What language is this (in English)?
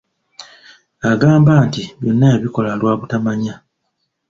Ganda